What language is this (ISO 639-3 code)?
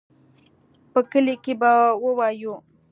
pus